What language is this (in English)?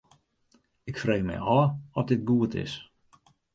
Western Frisian